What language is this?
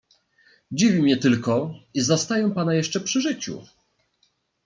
Polish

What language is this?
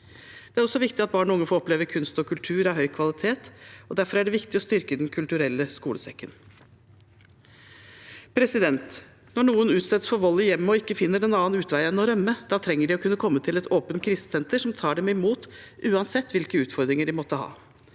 Norwegian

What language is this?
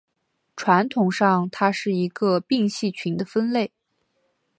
Chinese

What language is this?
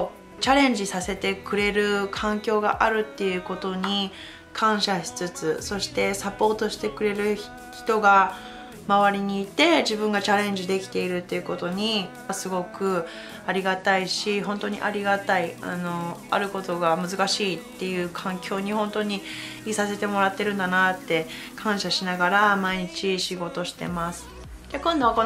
Japanese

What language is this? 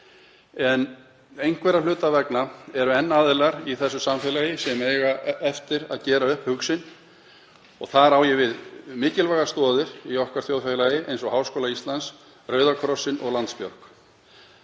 Icelandic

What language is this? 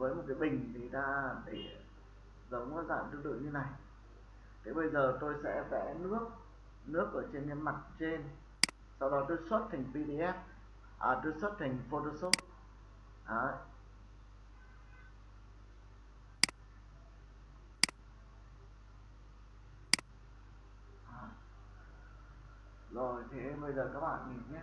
Vietnamese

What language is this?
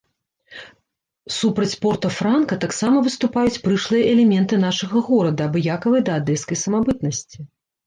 Belarusian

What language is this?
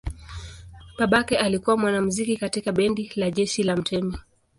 Swahili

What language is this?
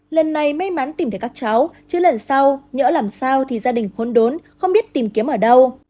Vietnamese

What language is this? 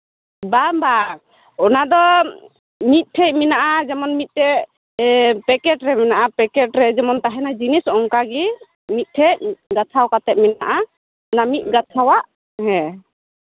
Santali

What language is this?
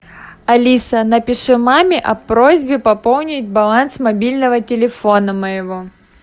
Russian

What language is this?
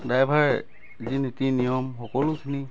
Assamese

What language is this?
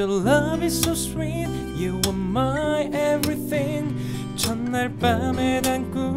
Korean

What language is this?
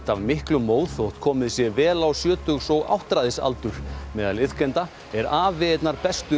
Icelandic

